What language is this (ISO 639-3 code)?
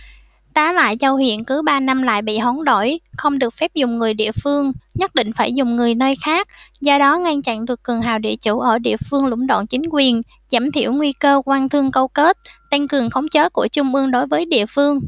vie